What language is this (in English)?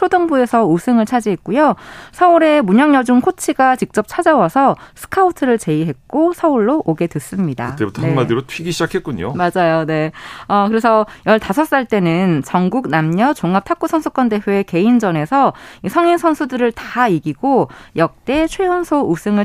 Korean